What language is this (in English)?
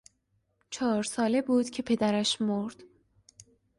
Persian